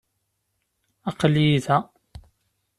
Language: Kabyle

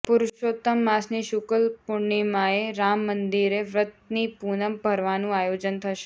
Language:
Gujarati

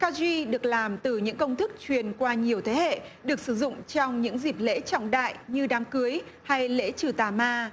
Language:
Vietnamese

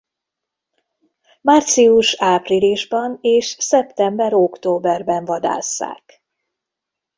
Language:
Hungarian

